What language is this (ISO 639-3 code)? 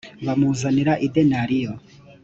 kin